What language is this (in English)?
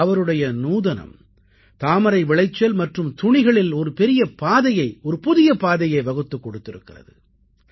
Tamil